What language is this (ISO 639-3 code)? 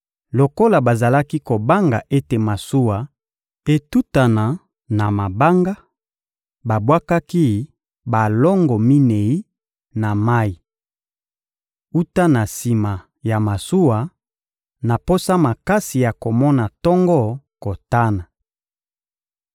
lin